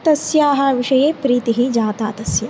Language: Sanskrit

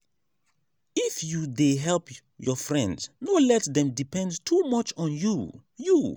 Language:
Nigerian Pidgin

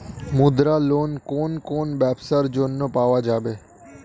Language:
Bangla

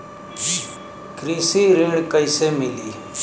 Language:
Bhojpuri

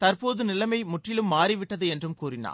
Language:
Tamil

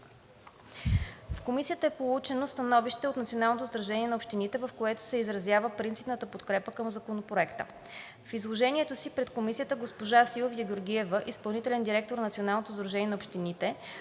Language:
Bulgarian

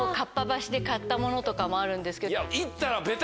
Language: Japanese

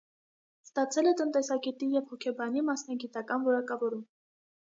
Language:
Armenian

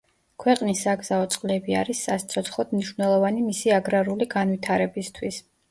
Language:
Georgian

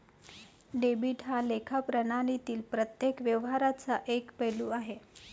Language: Marathi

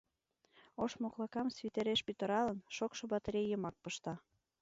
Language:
Mari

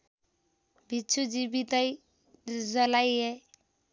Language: Nepali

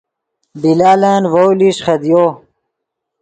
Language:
Yidgha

